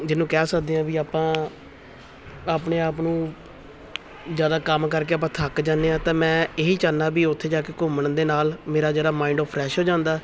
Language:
Punjabi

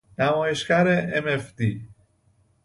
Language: Persian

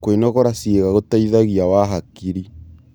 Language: Kikuyu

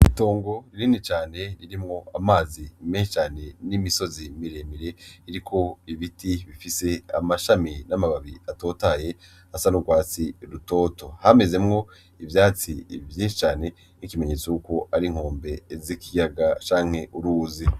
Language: Rundi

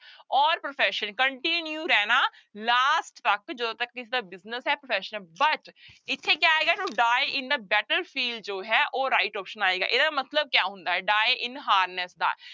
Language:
Punjabi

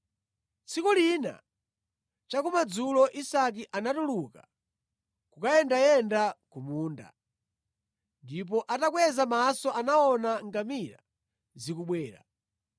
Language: Nyanja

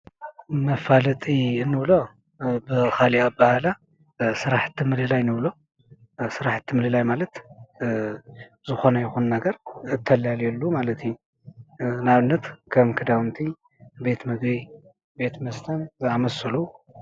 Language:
Tigrinya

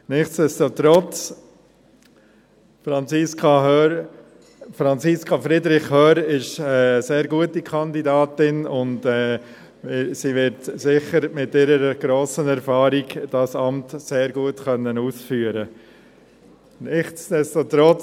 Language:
Swiss German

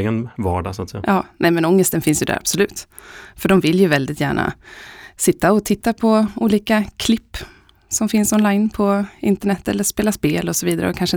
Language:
Swedish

